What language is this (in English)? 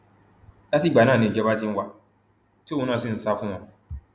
Yoruba